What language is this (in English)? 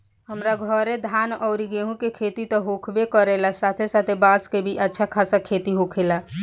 Bhojpuri